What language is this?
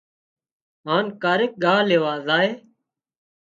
Wadiyara Koli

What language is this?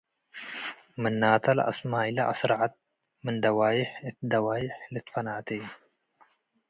Tigre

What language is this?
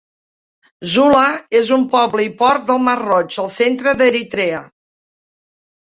Catalan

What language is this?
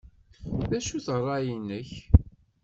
Kabyle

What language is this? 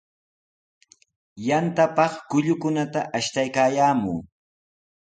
Sihuas Ancash Quechua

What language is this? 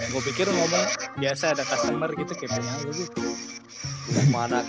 Indonesian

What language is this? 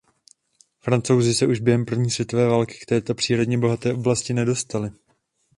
Czech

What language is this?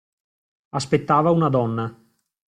Italian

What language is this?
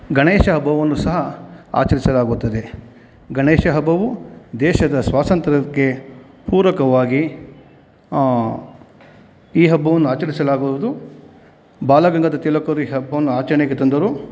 Kannada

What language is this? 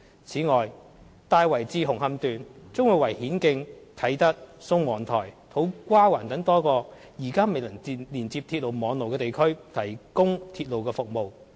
Cantonese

